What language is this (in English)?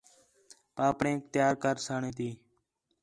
Khetrani